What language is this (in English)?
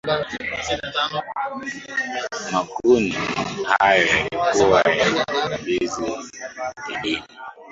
Swahili